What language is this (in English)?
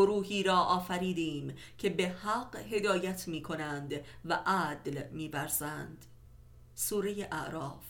Persian